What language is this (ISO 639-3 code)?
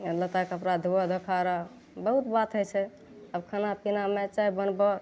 mai